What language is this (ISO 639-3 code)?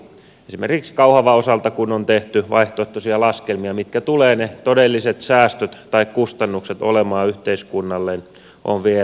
fin